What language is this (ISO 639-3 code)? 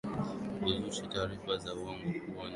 swa